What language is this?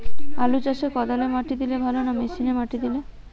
Bangla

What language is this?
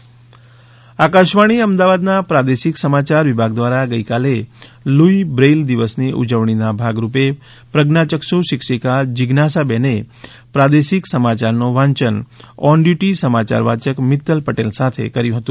Gujarati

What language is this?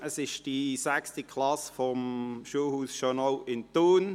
Swiss German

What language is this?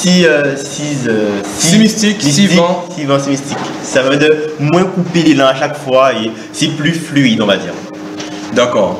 French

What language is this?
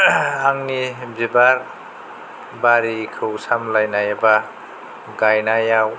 Bodo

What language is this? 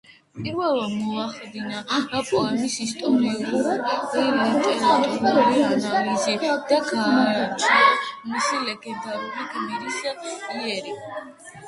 Georgian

